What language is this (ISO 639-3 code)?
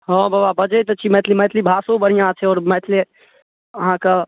mai